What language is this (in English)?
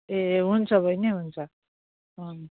Nepali